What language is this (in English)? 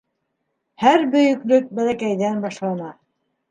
Bashkir